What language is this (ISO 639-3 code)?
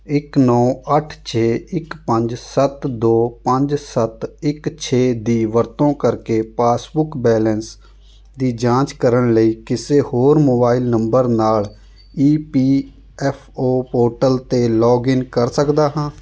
pan